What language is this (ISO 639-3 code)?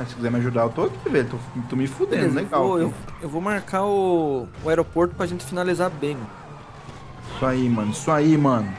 por